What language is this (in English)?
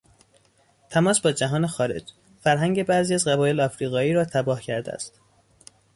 Persian